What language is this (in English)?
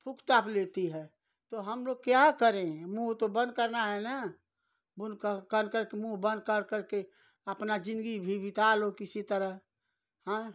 Hindi